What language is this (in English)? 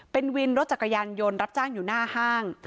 Thai